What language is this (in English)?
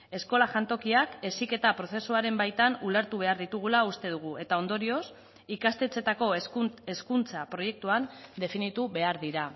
Basque